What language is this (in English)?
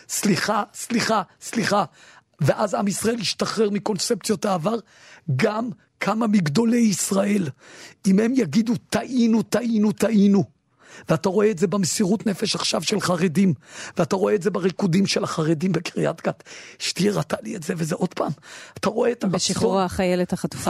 Hebrew